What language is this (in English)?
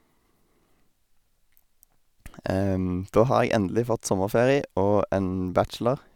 Norwegian